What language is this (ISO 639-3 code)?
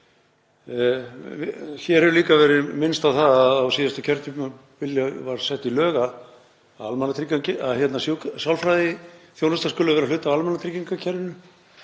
isl